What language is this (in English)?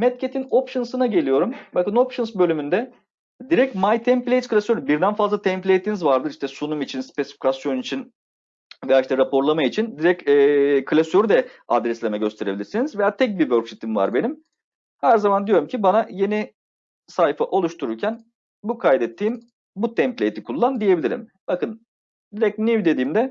Turkish